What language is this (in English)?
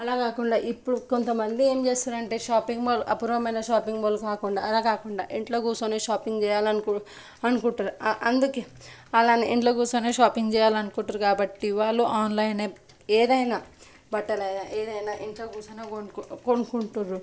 Telugu